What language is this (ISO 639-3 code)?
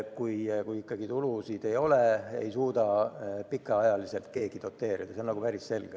est